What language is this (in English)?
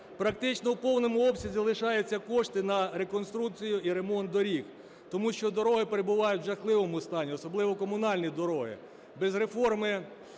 Ukrainian